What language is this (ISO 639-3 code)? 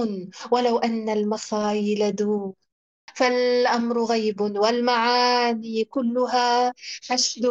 ara